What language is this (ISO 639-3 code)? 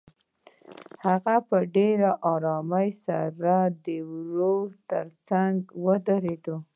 pus